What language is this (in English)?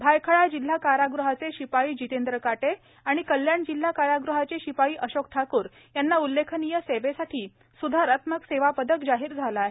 Marathi